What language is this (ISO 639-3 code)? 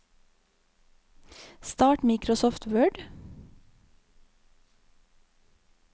nor